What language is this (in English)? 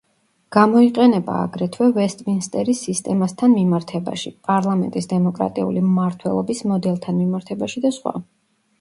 Georgian